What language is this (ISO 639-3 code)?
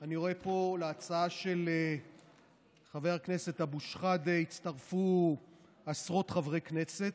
heb